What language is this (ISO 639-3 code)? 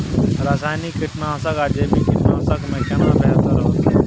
mai